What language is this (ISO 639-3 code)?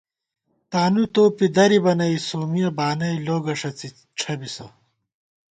gwt